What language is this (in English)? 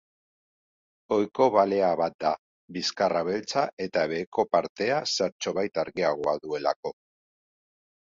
Basque